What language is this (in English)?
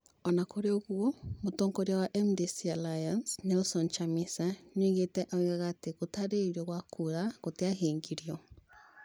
Kikuyu